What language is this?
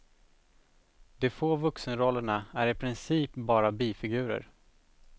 Swedish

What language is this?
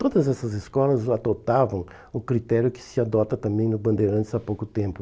Portuguese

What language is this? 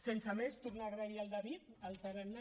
Catalan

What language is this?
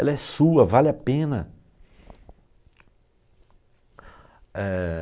Portuguese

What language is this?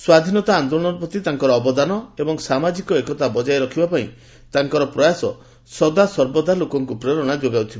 Odia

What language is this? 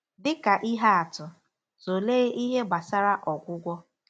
Igbo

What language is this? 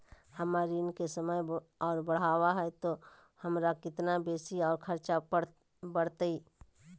Magahi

